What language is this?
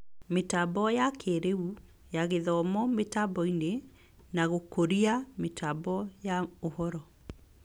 Kikuyu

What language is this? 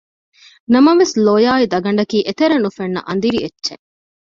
Divehi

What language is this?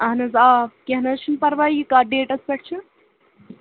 Kashmiri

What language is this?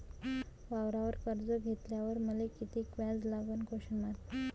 Marathi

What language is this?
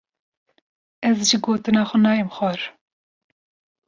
Kurdish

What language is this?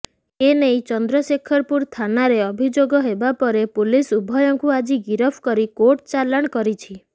Odia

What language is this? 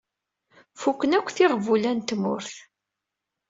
Kabyle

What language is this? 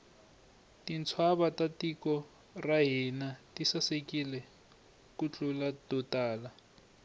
Tsonga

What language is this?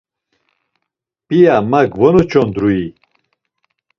Laz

